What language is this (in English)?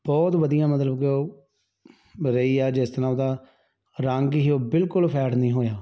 Punjabi